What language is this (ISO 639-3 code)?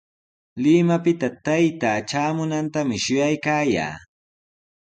qws